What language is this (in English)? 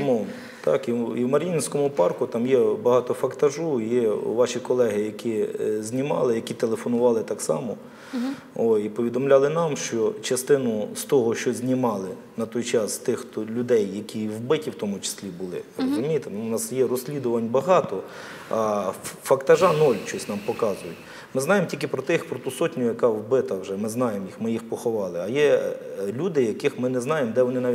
Ukrainian